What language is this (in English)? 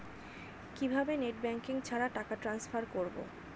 Bangla